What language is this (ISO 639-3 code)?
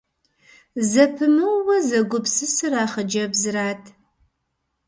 kbd